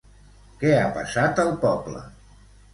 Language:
Catalan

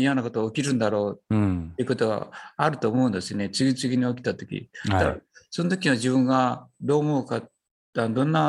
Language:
Japanese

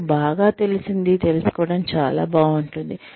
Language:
Telugu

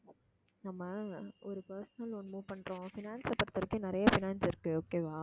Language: Tamil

